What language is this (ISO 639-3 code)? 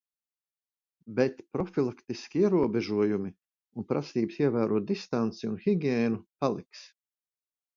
lav